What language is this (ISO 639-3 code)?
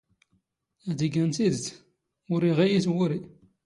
zgh